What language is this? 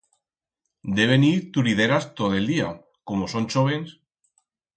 Aragonese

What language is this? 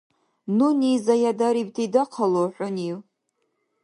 Dargwa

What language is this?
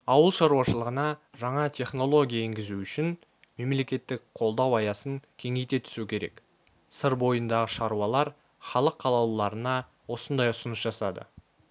Kazakh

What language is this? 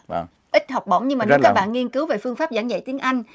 Vietnamese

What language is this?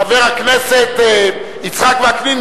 Hebrew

